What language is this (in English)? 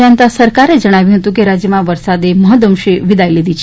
Gujarati